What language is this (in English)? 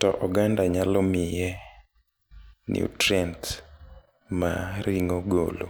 Luo (Kenya and Tanzania)